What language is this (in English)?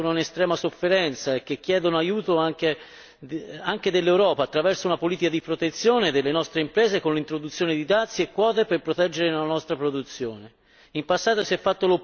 Italian